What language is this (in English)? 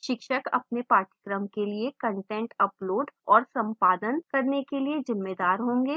Hindi